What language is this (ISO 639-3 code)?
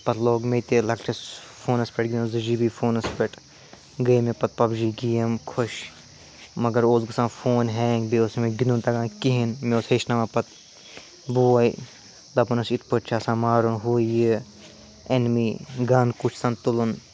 kas